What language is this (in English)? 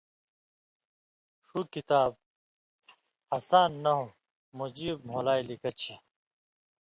Indus Kohistani